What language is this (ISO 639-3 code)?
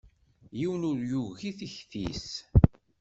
kab